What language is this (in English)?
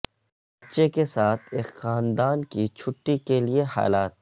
Urdu